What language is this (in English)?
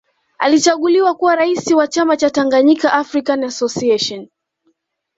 Swahili